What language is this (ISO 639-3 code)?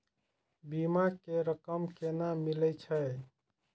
mai